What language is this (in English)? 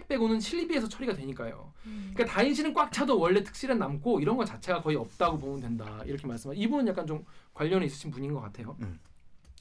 Korean